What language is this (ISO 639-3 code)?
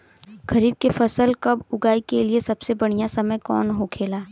bho